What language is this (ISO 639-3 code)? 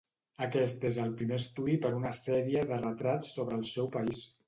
cat